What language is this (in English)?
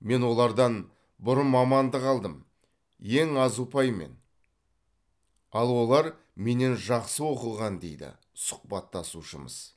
Kazakh